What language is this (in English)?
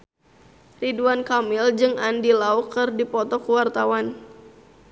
Sundanese